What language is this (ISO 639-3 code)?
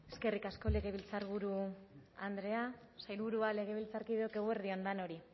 eus